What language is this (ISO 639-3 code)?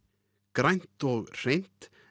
isl